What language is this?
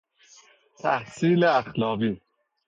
Persian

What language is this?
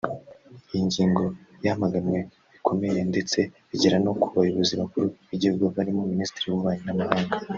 Kinyarwanda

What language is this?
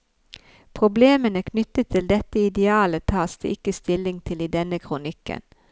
Norwegian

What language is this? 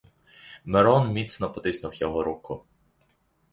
Ukrainian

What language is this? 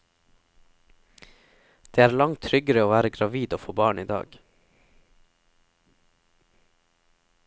Norwegian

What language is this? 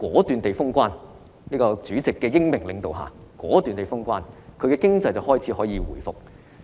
Cantonese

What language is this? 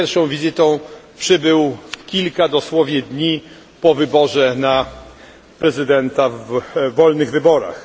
Polish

